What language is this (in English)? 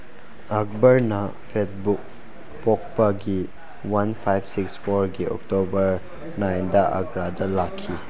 Manipuri